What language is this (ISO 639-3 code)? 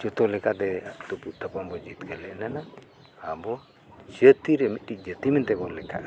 sat